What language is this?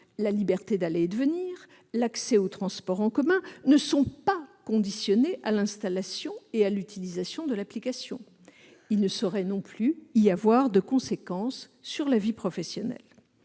French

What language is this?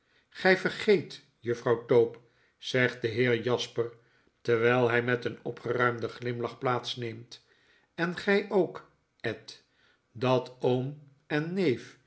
Dutch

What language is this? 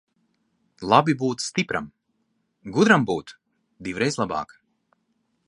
Latvian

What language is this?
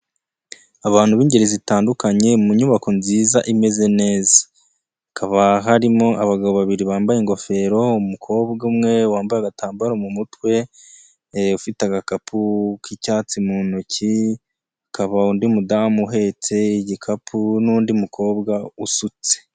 Kinyarwanda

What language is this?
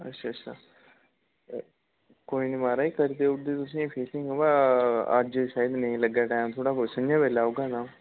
Dogri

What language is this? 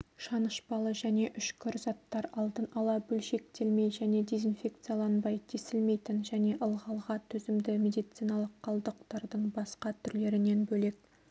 Kazakh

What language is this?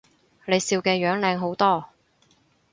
Cantonese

